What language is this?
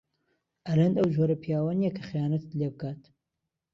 Central Kurdish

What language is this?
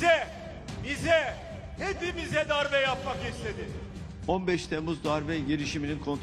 Turkish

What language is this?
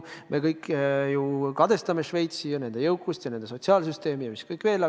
Estonian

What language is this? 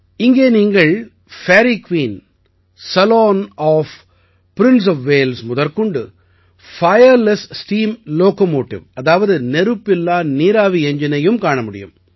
Tamil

